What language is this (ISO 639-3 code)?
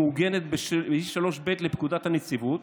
heb